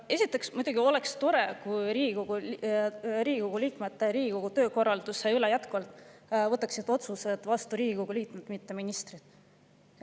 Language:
Estonian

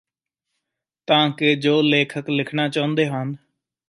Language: Punjabi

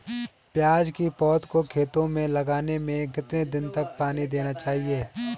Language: Hindi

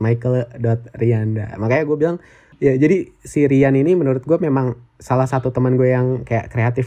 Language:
Indonesian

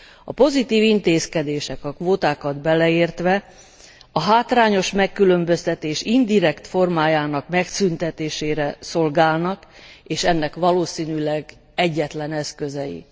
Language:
Hungarian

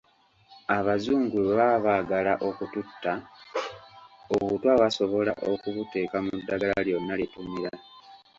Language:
Ganda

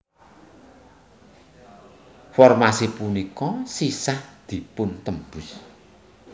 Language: Javanese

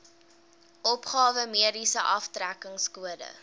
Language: Afrikaans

